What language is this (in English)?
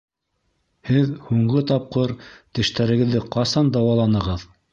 Bashkir